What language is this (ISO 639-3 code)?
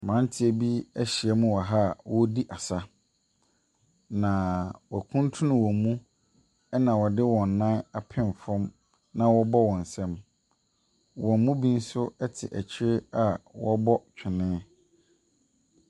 aka